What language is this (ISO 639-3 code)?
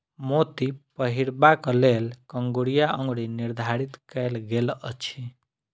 mai